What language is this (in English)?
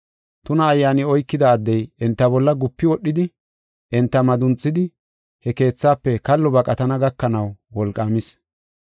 Gofa